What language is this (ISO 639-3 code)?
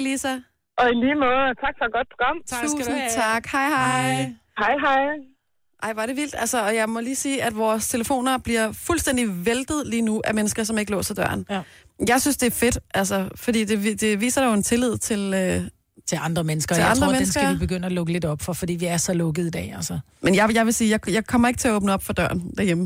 dan